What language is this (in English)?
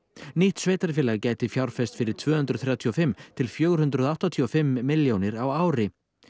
Icelandic